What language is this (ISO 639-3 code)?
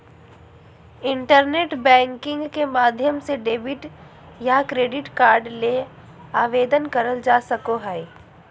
mag